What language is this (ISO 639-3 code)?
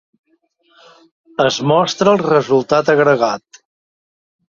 cat